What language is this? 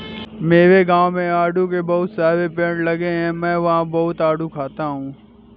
Hindi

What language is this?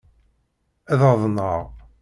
Kabyle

